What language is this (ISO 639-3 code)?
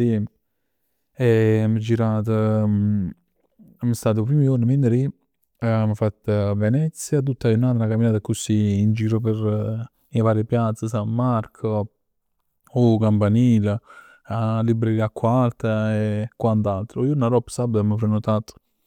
nap